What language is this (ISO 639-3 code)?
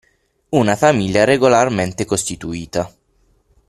ita